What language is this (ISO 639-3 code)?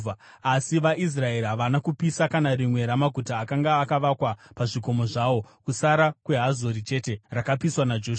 sna